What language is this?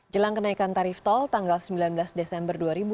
Indonesian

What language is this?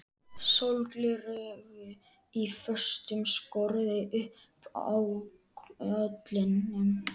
Icelandic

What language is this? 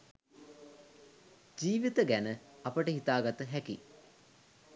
Sinhala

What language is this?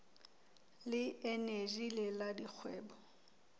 Southern Sotho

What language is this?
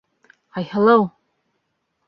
Bashkir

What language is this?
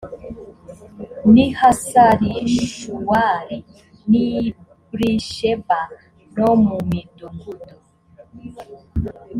Kinyarwanda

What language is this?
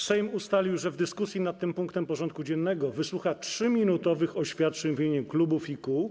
Polish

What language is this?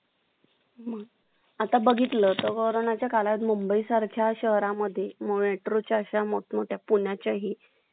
Marathi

